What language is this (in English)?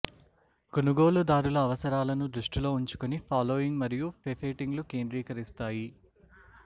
Telugu